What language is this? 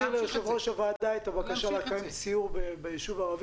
Hebrew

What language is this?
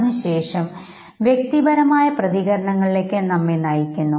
Malayalam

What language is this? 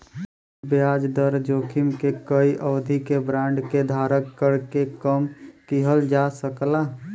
Bhojpuri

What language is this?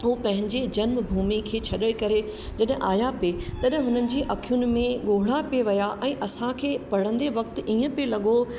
Sindhi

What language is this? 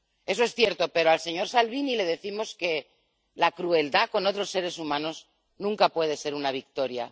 Spanish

